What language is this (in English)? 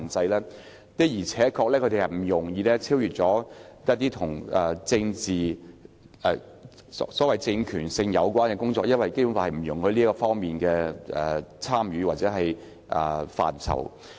Cantonese